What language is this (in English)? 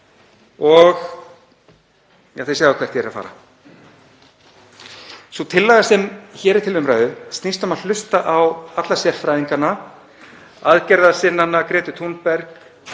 Icelandic